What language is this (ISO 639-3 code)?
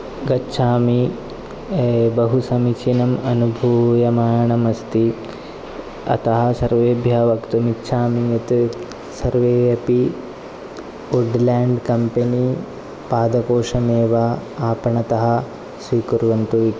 san